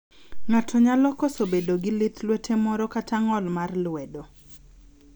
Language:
Luo (Kenya and Tanzania)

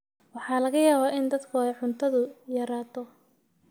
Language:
Somali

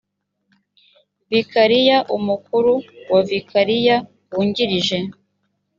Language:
Kinyarwanda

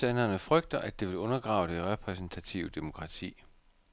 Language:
Danish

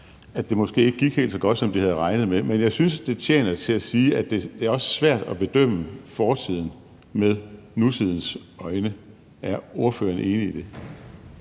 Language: Danish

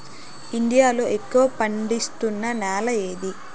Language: Telugu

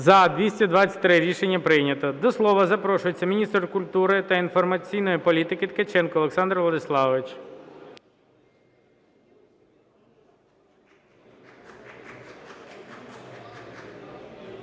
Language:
Ukrainian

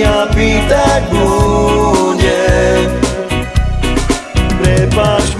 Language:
Slovak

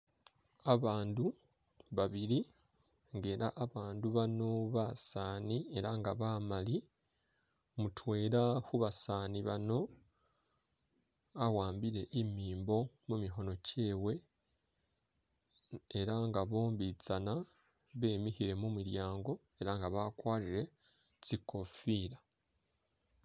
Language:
Masaaba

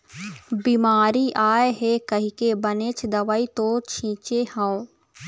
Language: Chhattisgarhi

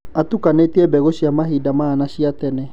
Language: Kikuyu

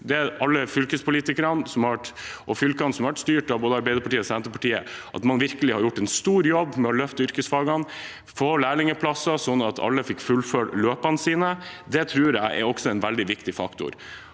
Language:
Norwegian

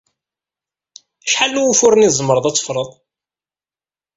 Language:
Kabyle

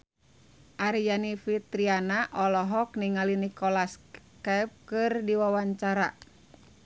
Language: Sundanese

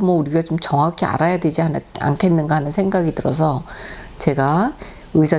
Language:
Korean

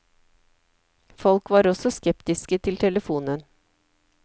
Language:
Norwegian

